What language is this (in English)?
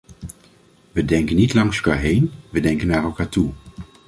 Dutch